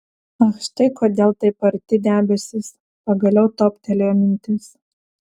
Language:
Lithuanian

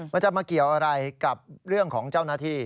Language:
Thai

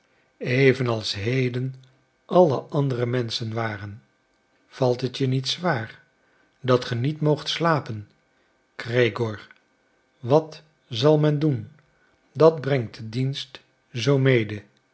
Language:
Dutch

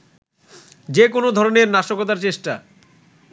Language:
Bangla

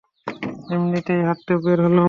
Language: Bangla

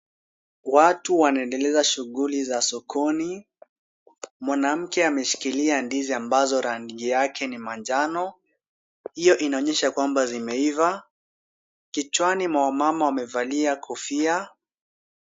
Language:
Swahili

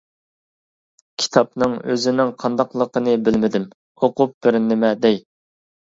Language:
Uyghur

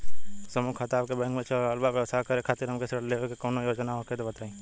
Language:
Bhojpuri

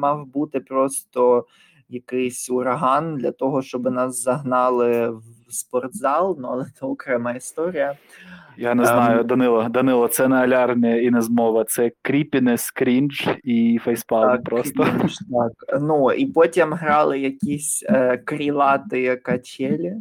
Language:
Ukrainian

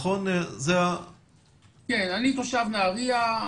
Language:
Hebrew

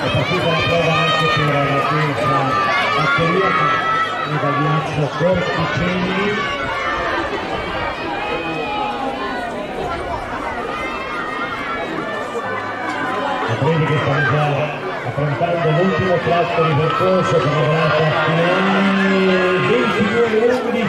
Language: Italian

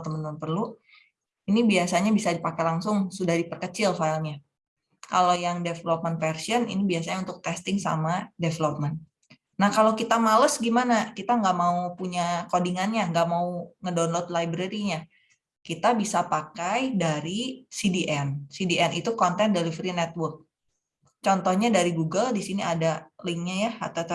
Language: Indonesian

